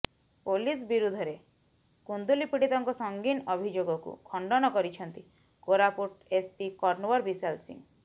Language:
Odia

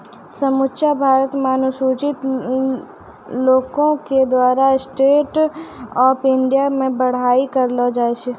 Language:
Maithili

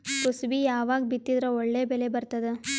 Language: Kannada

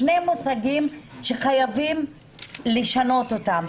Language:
Hebrew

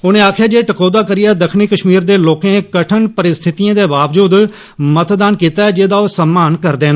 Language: Dogri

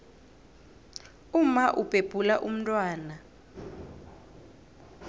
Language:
South Ndebele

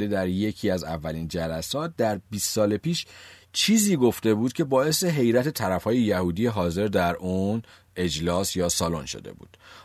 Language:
Persian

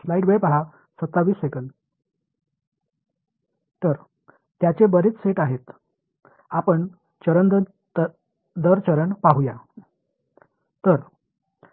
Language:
Marathi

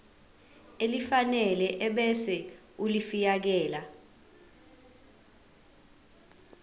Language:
Zulu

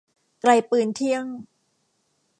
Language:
Thai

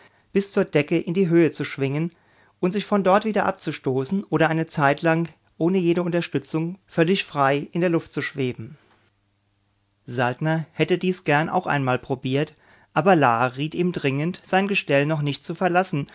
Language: German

